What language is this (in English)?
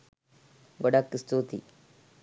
Sinhala